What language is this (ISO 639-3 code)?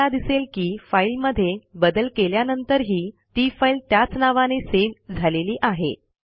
mar